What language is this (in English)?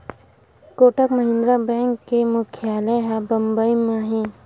Chhattisgarhi